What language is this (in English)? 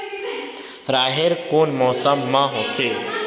Chhattisgarhi